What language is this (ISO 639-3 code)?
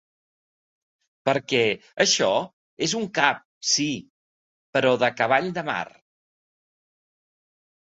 cat